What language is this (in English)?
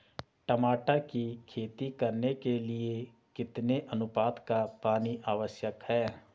Hindi